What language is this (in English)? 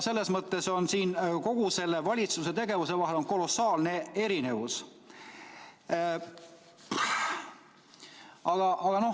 Estonian